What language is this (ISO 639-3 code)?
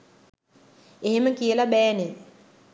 sin